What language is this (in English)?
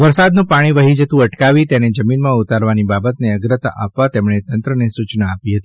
Gujarati